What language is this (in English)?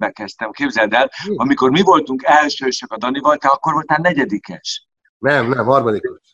Hungarian